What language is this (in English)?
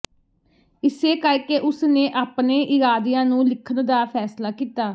Punjabi